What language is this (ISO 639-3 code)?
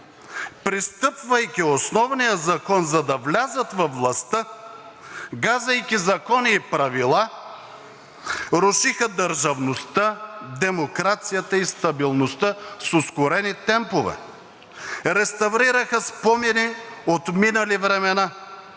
bul